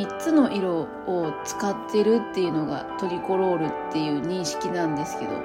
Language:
Japanese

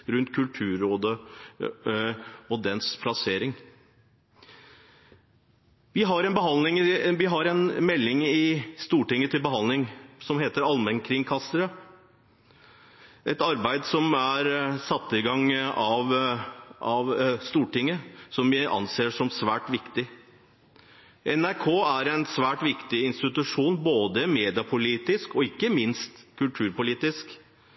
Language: Norwegian Bokmål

